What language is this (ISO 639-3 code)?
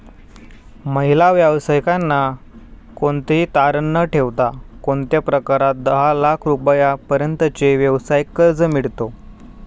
mar